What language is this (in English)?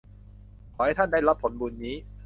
Thai